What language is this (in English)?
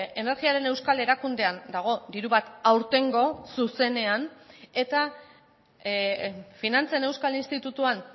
Basque